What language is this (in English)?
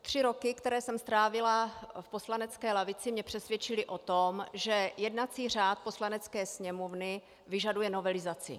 Czech